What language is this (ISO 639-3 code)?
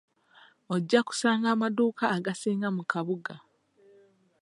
lug